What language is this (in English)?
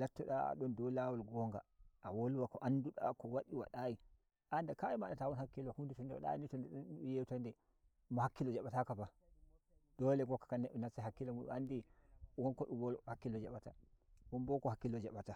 Nigerian Fulfulde